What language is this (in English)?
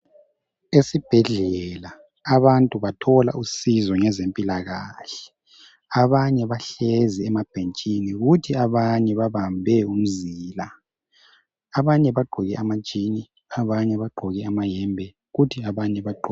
North Ndebele